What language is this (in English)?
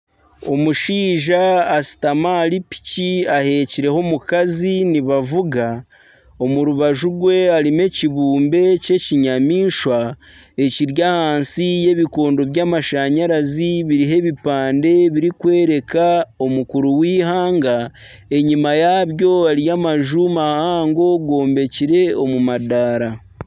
Nyankole